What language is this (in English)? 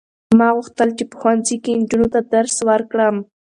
Pashto